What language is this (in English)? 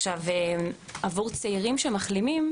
Hebrew